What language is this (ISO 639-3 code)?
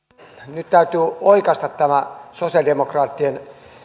fin